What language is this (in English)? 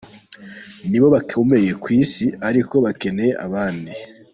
Kinyarwanda